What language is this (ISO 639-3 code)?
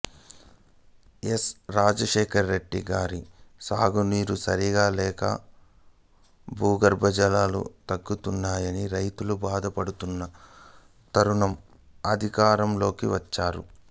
tel